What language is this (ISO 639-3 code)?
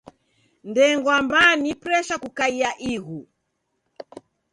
dav